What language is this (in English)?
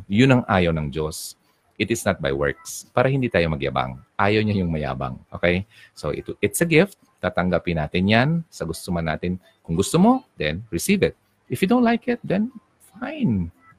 Filipino